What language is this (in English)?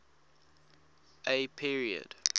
English